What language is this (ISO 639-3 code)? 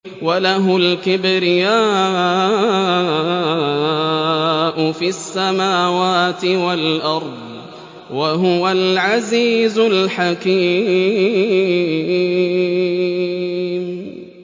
ara